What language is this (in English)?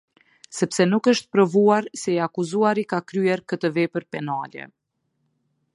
Albanian